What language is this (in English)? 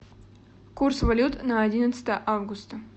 Russian